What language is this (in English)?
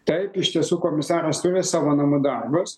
Lithuanian